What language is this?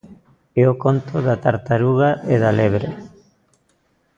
Galician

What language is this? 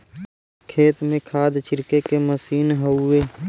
Bhojpuri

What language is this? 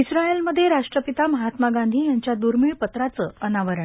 Marathi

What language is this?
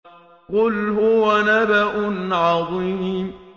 Arabic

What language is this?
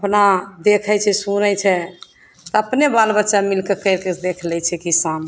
Maithili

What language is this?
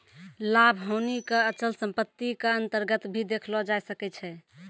Maithili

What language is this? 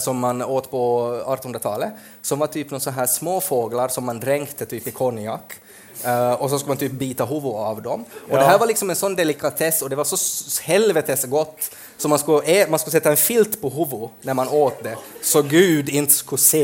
Swedish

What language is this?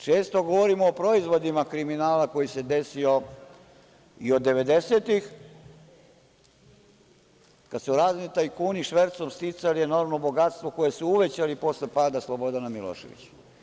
Serbian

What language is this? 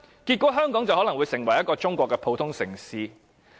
Cantonese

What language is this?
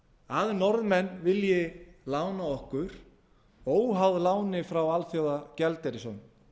Icelandic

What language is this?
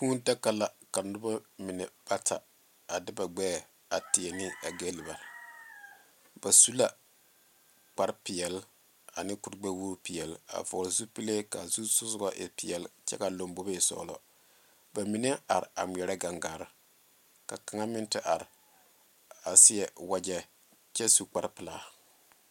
Southern Dagaare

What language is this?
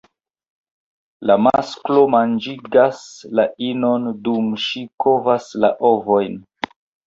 Esperanto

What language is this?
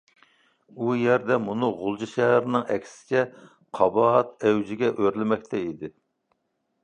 Uyghur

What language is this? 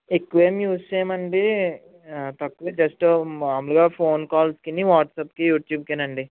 Telugu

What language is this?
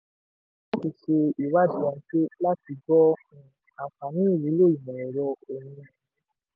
Yoruba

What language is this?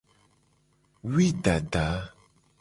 Gen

